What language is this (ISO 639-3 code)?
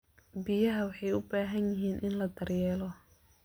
som